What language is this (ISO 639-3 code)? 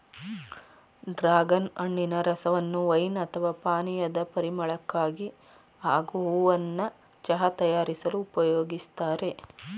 kan